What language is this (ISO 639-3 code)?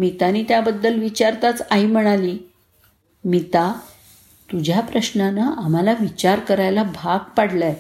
mar